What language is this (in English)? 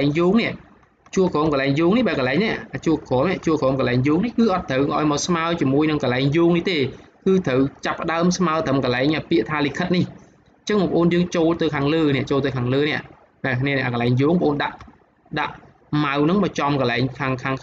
Vietnamese